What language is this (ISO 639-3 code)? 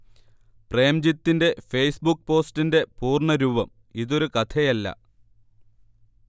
mal